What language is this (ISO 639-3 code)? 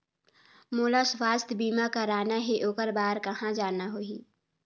hne